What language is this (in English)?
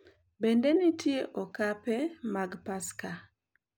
Luo (Kenya and Tanzania)